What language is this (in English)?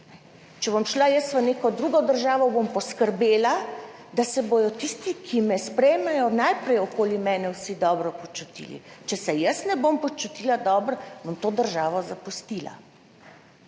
Slovenian